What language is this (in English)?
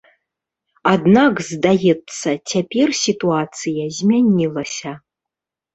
Belarusian